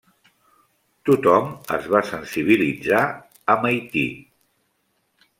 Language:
Catalan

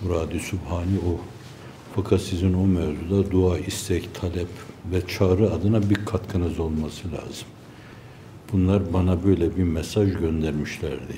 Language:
Turkish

